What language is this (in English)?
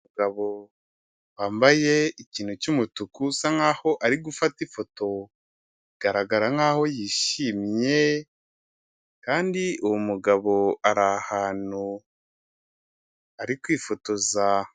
Kinyarwanda